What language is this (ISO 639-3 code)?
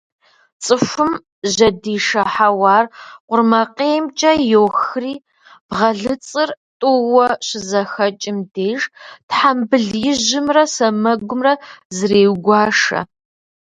kbd